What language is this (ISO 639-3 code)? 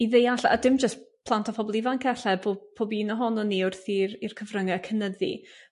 cym